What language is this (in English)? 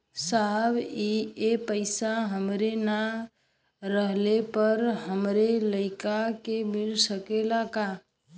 Bhojpuri